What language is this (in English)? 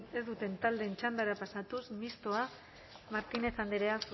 Basque